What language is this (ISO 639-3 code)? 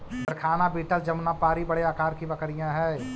mag